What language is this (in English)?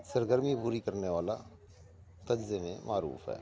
Urdu